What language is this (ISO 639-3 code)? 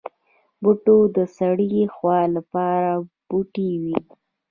pus